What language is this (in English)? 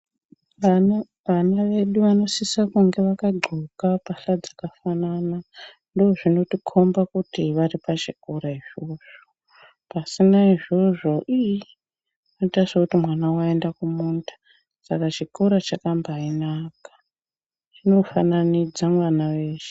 Ndau